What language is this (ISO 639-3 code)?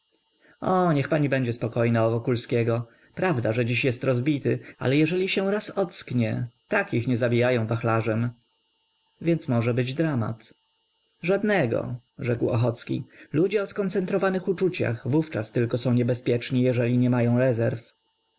pol